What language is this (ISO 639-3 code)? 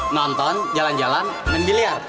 ind